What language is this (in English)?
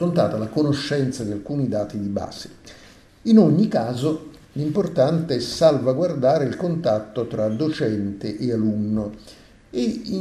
Italian